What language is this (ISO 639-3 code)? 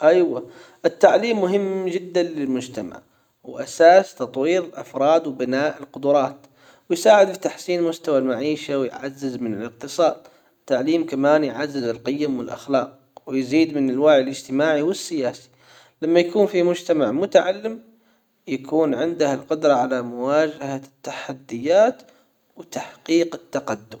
acw